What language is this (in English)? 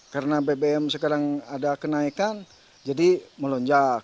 Indonesian